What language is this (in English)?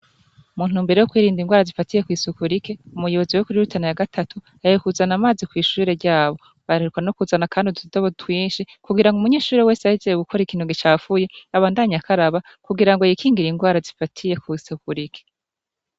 Rundi